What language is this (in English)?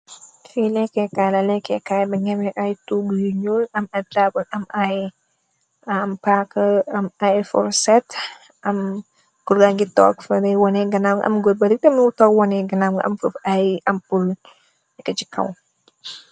Wolof